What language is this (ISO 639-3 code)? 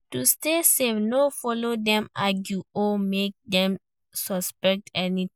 pcm